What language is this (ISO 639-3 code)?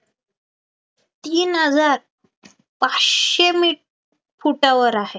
mar